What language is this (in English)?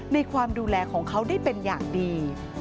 Thai